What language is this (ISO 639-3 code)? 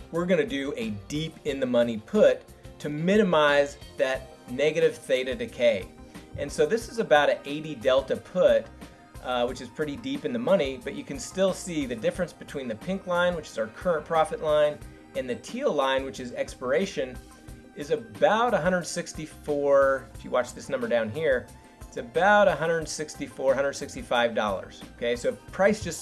eng